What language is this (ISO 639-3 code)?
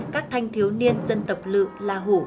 vie